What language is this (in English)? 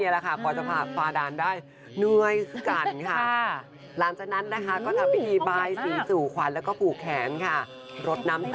Thai